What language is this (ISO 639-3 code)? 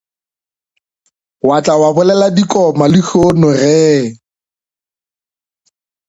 nso